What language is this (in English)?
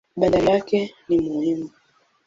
Swahili